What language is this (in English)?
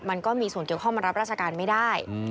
Thai